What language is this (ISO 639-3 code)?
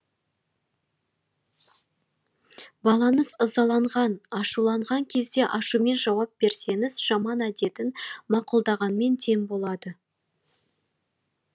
kaz